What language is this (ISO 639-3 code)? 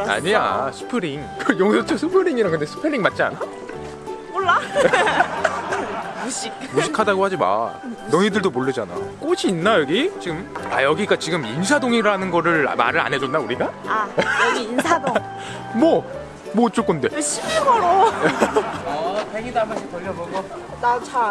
kor